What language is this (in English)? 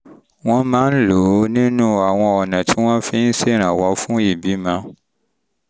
Yoruba